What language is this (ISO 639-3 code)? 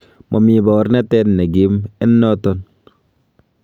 kln